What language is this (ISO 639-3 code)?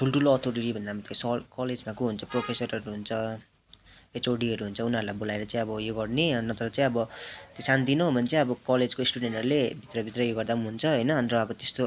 nep